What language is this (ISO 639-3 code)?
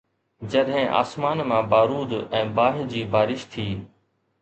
snd